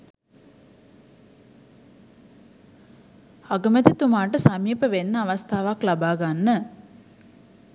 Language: Sinhala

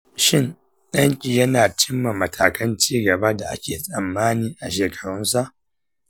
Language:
Hausa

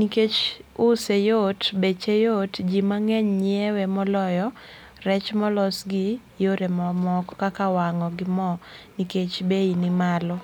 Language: Luo (Kenya and Tanzania)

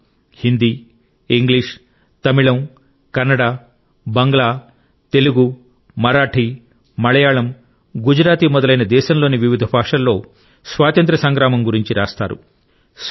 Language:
Telugu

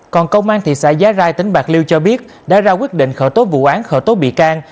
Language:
Vietnamese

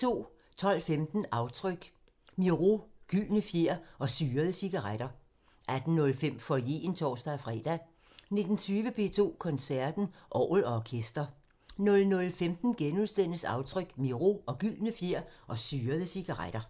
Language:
Danish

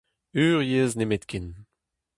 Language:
Breton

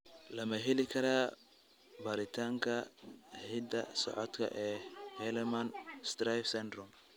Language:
Somali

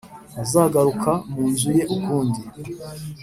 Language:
Kinyarwanda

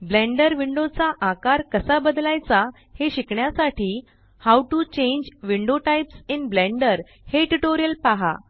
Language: Marathi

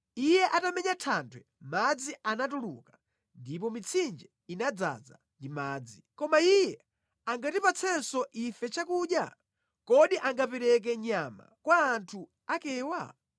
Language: Nyanja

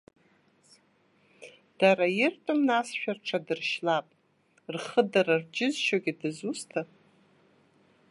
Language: Abkhazian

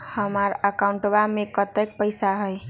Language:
Magahi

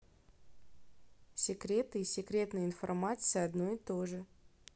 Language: Russian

